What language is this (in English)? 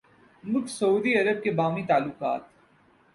Urdu